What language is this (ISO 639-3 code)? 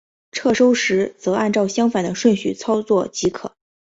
zho